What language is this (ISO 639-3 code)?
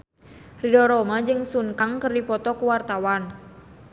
sun